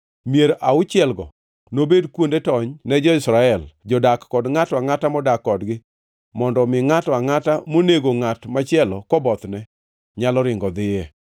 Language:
Luo (Kenya and Tanzania)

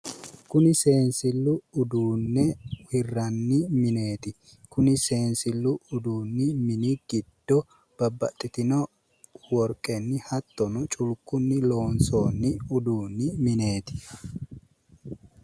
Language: Sidamo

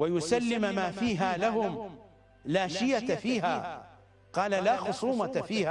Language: Arabic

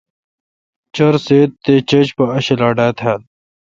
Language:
Kalkoti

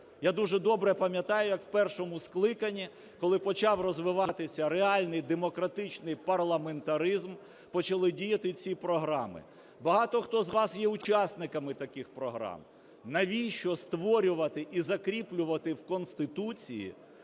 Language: Ukrainian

